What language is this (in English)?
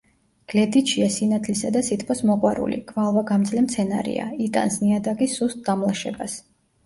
Georgian